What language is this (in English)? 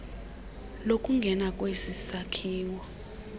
Xhosa